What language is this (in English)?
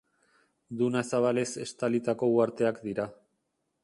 Basque